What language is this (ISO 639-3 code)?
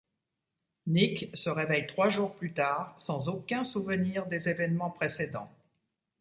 fra